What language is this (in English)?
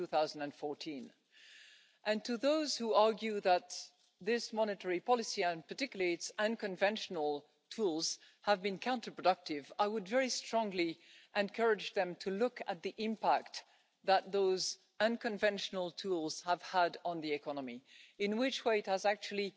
English